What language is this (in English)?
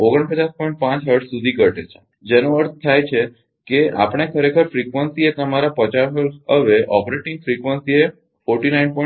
Gujarati